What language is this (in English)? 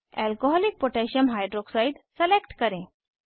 Hindi